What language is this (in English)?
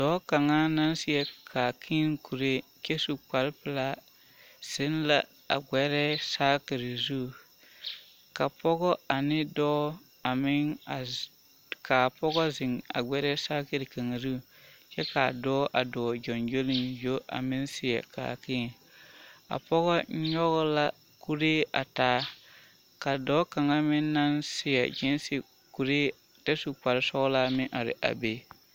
Southern Dagaare